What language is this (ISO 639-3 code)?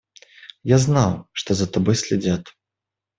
rus